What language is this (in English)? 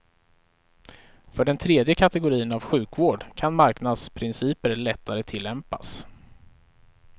Swedish